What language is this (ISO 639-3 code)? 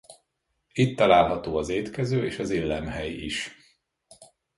hun